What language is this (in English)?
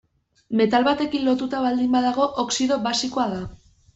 Basque